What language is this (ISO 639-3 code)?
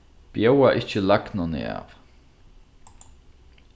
fao